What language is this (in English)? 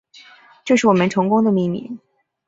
Chinese